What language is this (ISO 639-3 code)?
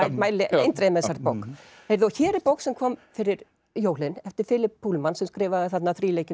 isl